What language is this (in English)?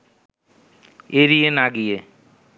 Bangla